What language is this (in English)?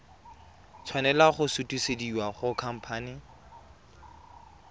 Tswana